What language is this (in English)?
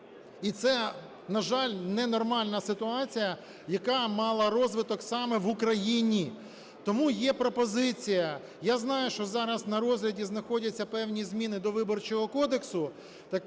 Ukrainian